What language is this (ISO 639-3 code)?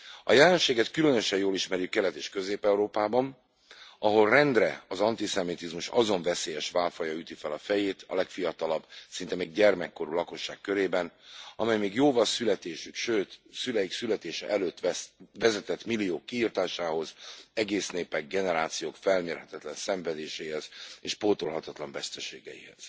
hun